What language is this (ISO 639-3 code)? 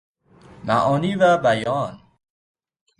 fas